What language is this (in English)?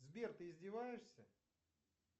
Russian